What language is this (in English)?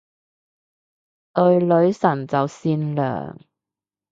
Cantonese